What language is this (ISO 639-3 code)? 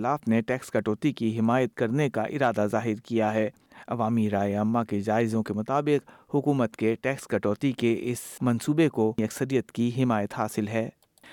urd